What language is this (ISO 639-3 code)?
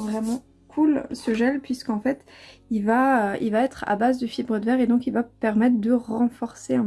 fra